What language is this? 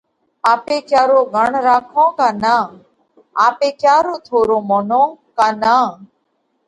Parkari Koli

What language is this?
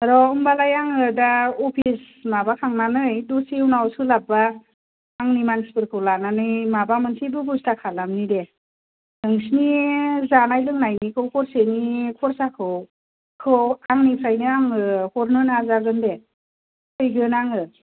Bodo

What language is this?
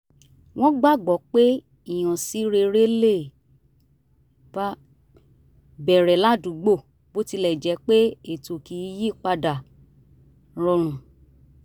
Yoruba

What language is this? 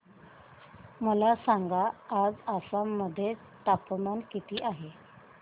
Marathi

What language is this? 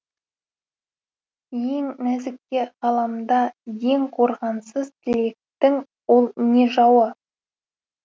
Kazakh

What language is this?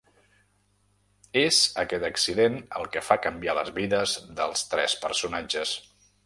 Catalan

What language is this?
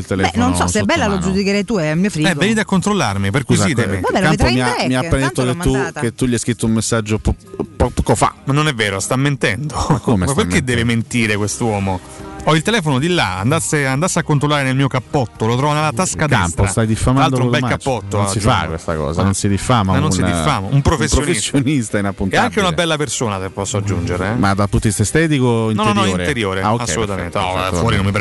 Italian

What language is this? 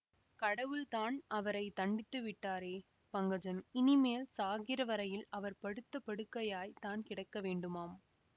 Tamil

